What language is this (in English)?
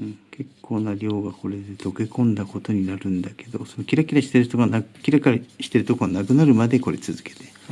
Japanese